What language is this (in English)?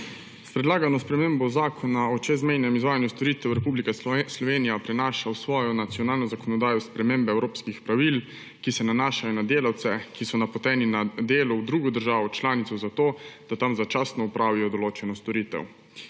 Slovenian